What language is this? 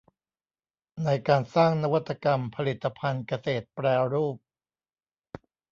Thai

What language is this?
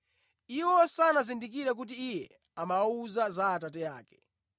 Nyanja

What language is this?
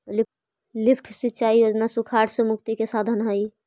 Magahi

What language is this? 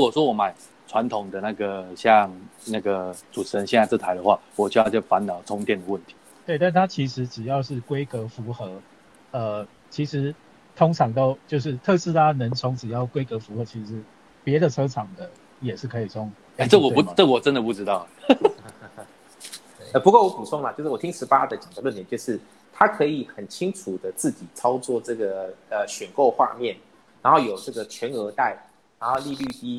Chinese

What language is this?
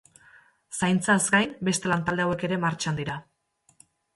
Basque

